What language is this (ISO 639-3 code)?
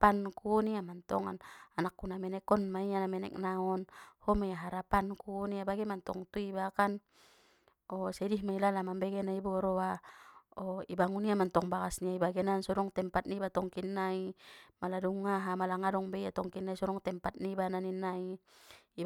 btm